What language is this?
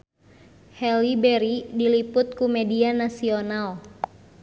Sundanese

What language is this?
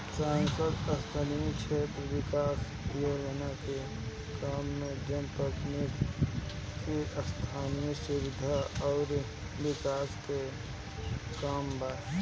Bhojpuri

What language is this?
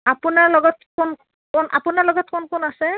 Assamese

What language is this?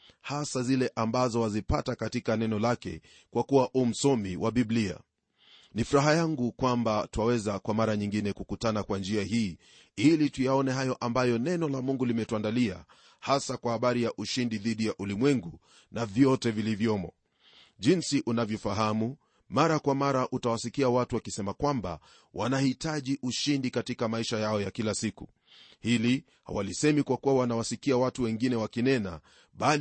Swahili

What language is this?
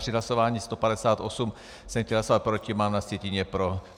Czech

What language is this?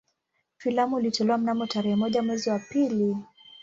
Swahili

